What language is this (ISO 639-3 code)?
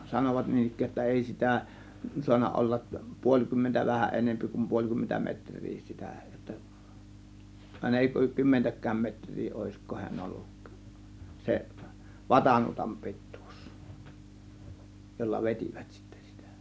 fin